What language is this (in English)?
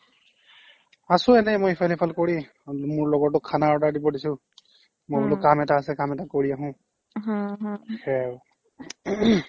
Assamese